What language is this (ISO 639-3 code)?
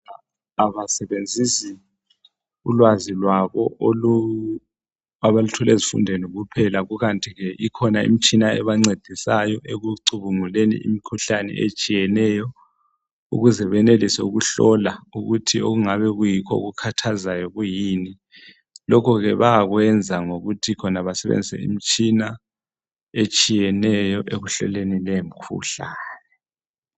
nde